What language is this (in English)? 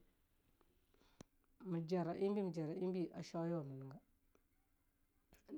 Longuda